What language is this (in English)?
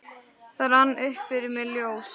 Icelandic